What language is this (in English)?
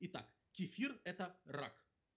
Russian